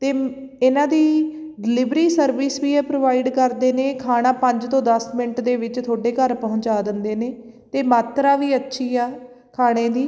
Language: Punjabi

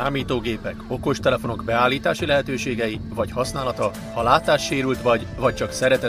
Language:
Hungarian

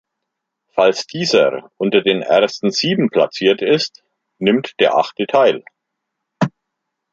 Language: German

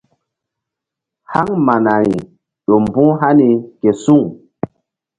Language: Mbum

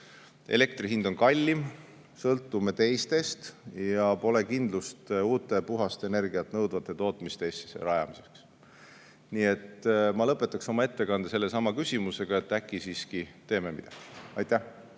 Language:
Estonian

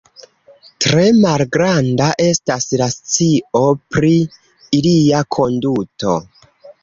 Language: Esperanto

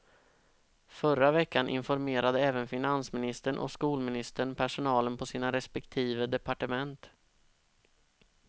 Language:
Swedish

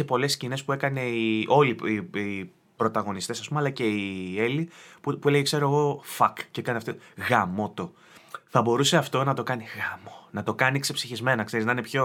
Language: Greek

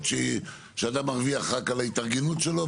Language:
Hebrew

